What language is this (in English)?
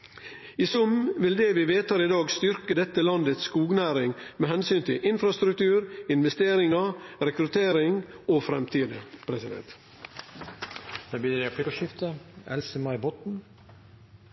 Norwegian